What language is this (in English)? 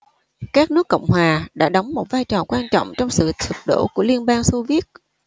Vietnamese